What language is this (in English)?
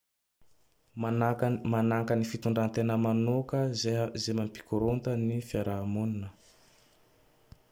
Tandroy-Mahafaly Malagasy